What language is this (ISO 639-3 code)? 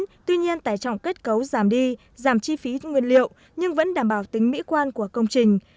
vie